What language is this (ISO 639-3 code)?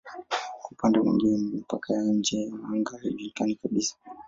swa